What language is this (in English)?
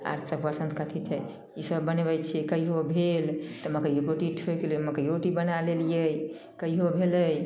Maithili